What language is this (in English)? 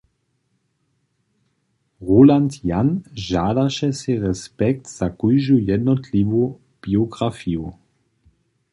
Upper Sorbian